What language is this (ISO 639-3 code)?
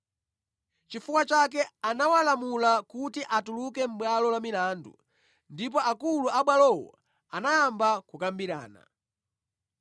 nya